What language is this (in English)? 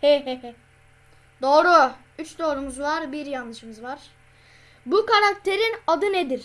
Turkish